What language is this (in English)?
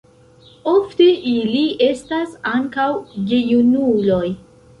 Esperanto